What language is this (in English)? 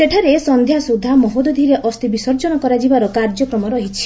Odia